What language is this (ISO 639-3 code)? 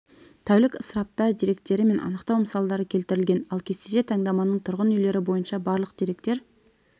kaz